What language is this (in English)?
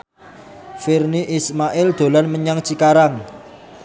Javanese